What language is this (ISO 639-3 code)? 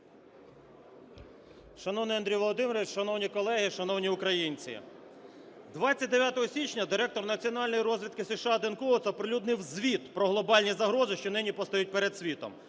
ukr